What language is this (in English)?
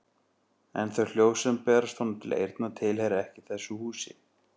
Icelandic